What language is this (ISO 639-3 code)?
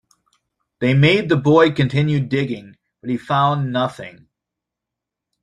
eng